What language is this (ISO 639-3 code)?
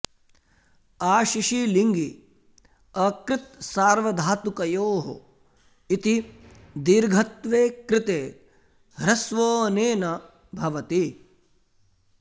san